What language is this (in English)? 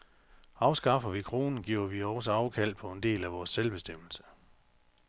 Danish